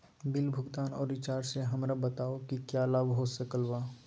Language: Magahi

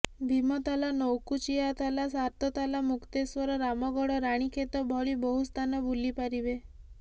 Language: Odia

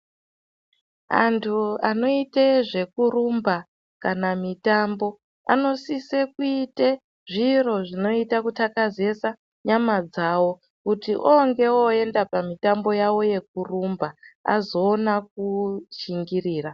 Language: Ndau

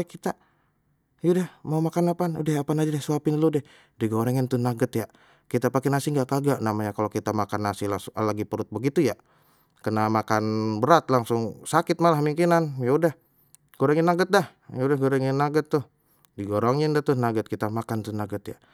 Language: Betawi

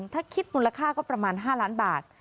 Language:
Thai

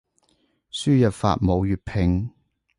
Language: Cantonese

